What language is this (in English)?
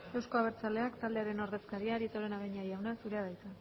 Basque